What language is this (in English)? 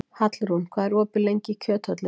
Icelandic